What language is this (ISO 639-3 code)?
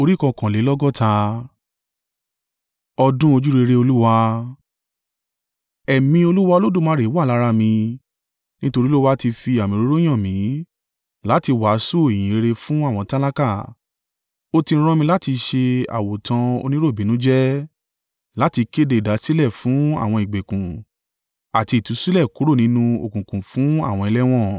yor